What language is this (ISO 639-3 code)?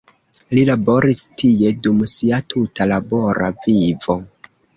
epo